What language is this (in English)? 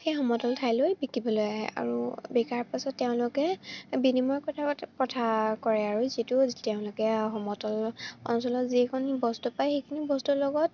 Assamese